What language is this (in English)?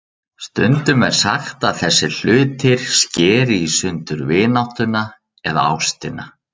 Icelandic